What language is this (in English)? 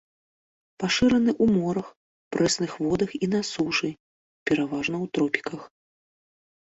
Belarusian